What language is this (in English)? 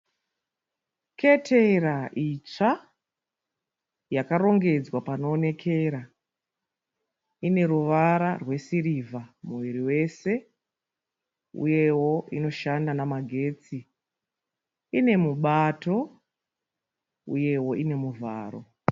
Shona